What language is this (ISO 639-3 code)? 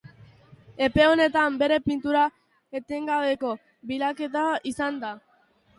eus